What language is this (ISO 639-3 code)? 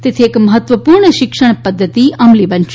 guj